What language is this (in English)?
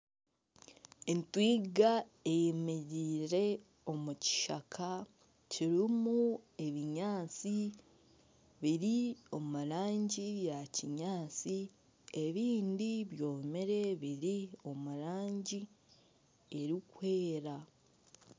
Nyankole